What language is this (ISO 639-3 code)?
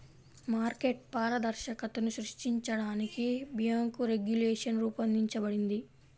tel